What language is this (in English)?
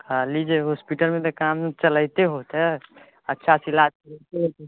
Maithili